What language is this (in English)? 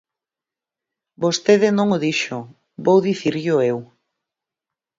Galician